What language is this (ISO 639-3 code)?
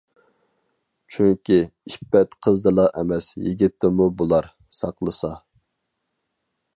uig